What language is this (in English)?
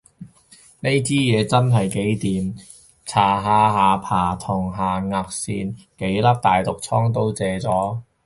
Cantonese